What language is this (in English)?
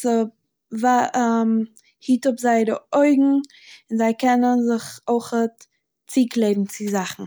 Yiddish